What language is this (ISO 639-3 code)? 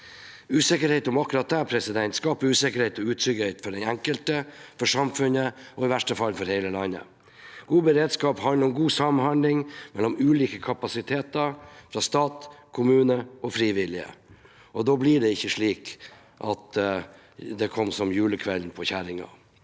nor